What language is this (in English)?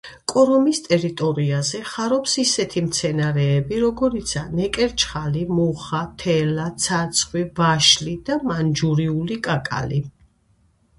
Georgian